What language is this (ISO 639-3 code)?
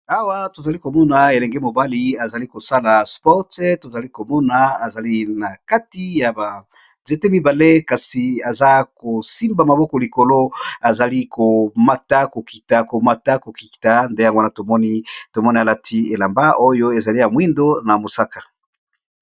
lin